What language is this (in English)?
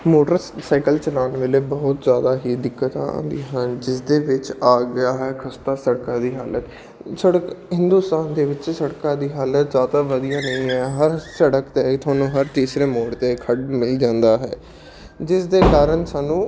Punjabi